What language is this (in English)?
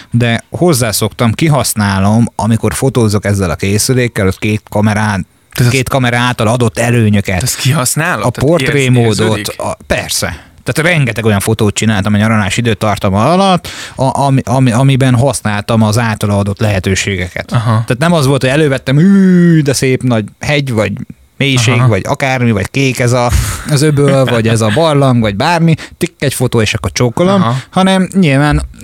Hungarian